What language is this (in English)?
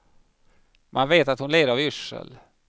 Swedish